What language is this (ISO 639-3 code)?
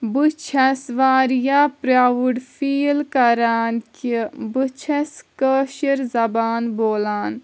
kas